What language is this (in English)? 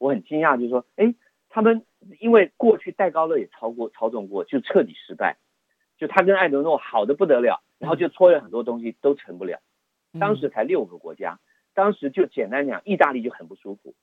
Chinese